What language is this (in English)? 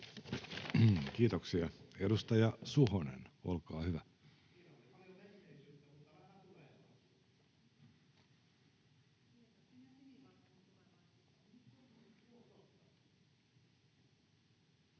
Finnish